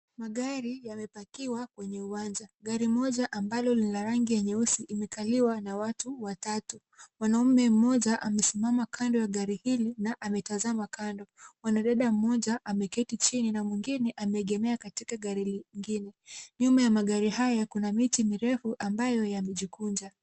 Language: Swahili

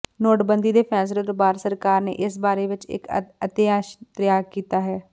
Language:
Punjabi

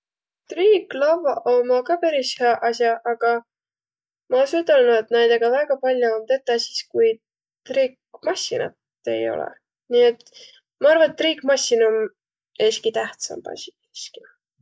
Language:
Võro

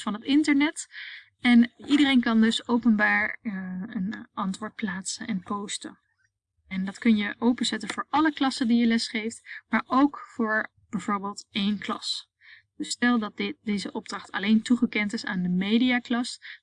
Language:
Dutch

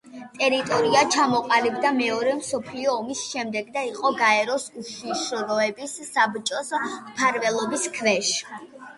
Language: Georgian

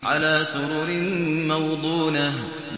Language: Arabic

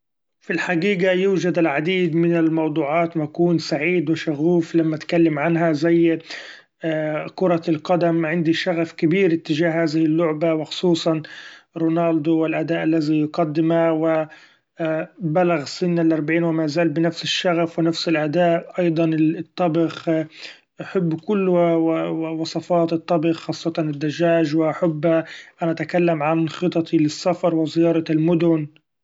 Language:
Gulf Arabic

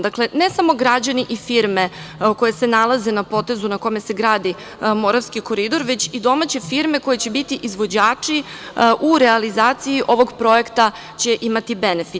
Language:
Serbian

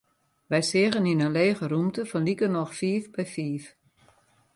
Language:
Western Frisian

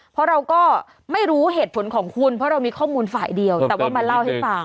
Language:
Thai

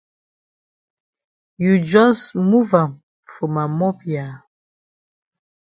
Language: Cameroon Pidgin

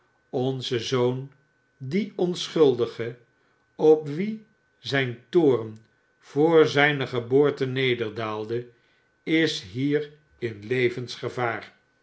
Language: Dutch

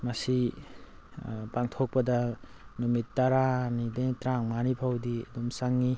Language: Manipuri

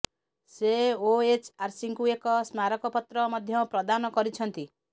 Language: Odia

